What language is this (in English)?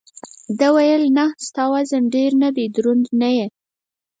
Pashto